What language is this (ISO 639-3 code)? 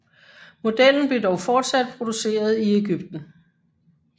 dan